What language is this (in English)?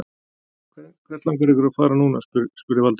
Icelandic